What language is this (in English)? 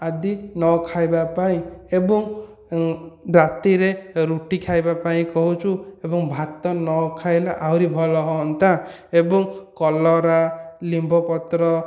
Odia